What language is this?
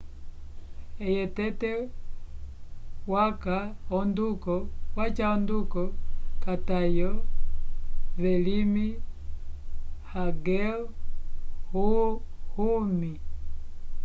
Umbundu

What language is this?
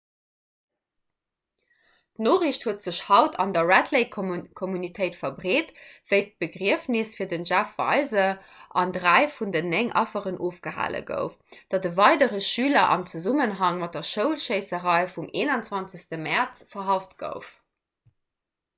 Luxembourgish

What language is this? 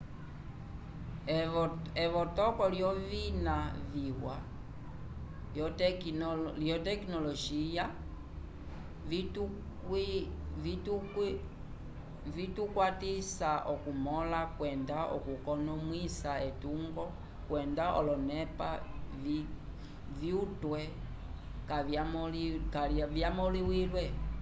Umbundu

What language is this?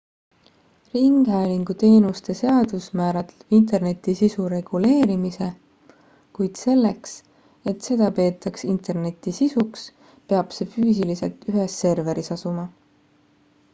Estonian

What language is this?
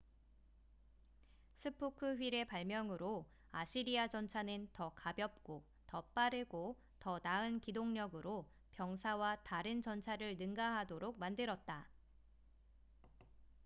Korean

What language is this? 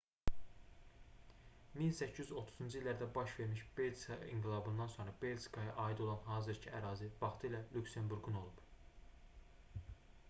Azerbaijani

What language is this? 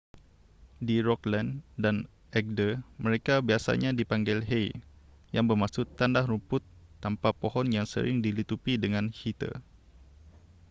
Malay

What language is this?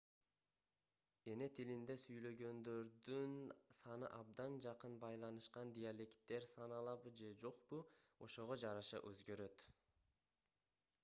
Kyrgyz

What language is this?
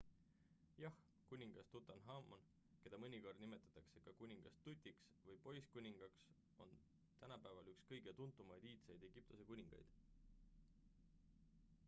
Estonian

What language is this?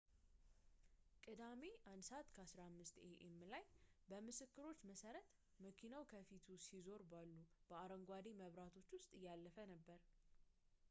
Amharic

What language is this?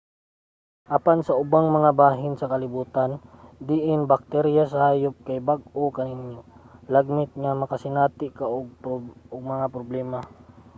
Cebuano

